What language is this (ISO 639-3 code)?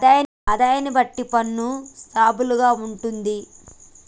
tel